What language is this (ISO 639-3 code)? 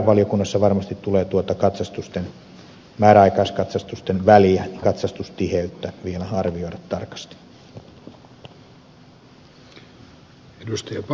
fin